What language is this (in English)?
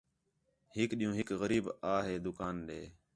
Khetrani